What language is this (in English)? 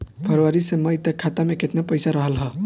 Bhojpuri